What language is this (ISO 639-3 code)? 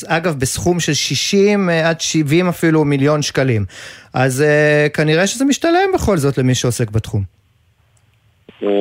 heb